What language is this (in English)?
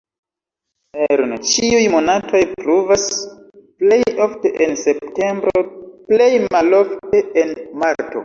Esperanto